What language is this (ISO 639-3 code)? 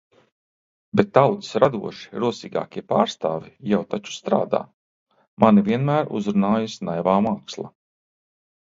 lav